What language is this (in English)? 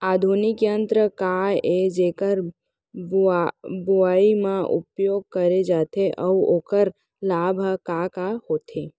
Chhattisgarhi